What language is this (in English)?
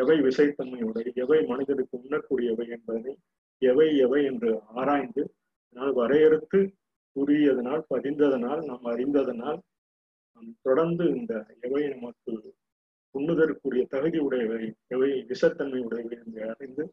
Tamil